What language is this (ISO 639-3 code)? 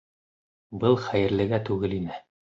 bak